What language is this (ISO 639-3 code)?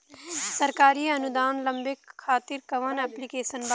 bho